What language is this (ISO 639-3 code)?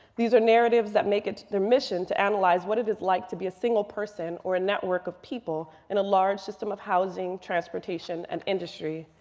eng